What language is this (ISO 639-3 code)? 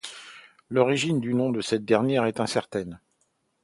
fra